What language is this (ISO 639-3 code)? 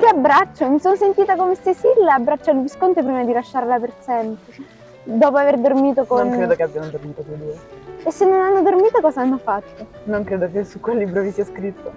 ita